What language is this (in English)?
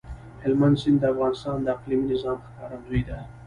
Pashto